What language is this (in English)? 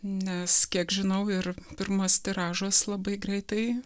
Lithuanian